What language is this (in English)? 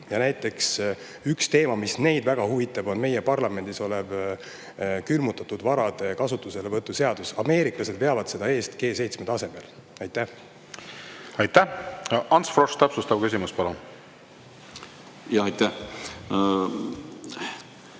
Estonian